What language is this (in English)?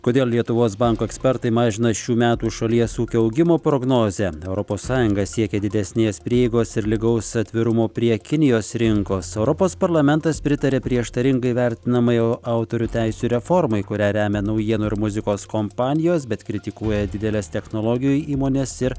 Lithuanian